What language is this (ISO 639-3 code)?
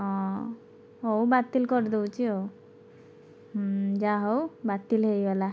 ori